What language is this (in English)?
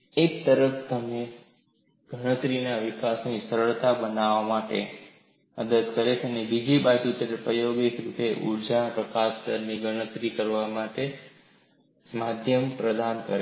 Gujarati